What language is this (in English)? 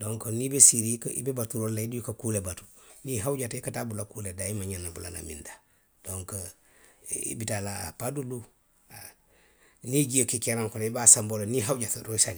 Western Maninkakan